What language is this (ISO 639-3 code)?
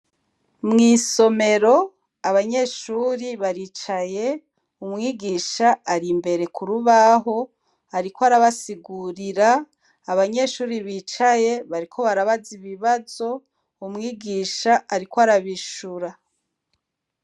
run